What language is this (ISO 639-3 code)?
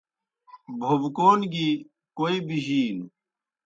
plk